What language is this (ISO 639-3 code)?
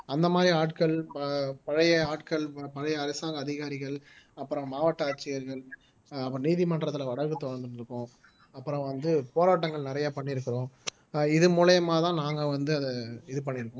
tam